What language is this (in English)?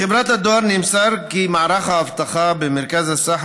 Hebrew